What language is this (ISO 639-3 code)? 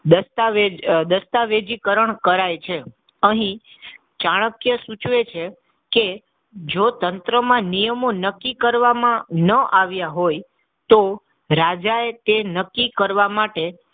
guj